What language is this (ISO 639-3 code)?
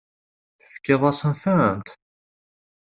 kab